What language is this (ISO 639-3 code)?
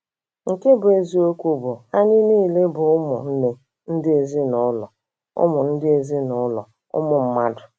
ibo